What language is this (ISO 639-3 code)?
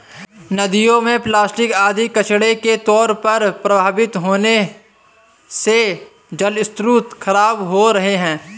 hin